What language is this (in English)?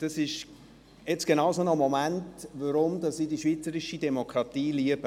Swiss German